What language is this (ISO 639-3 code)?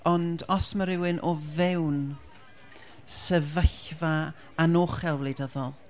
cym